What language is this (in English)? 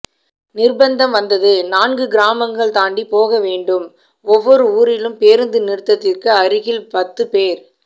Tamil